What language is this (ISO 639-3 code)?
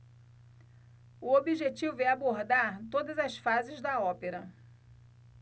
por